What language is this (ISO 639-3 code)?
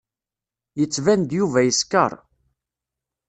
kab